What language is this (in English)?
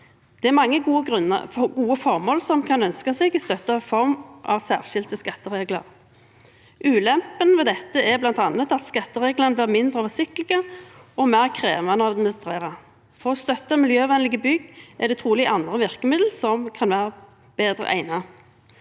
Norwegian